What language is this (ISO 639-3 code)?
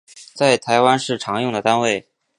zho